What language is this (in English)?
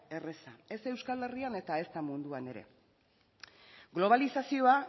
Basque